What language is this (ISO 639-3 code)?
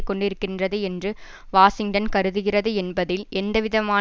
tam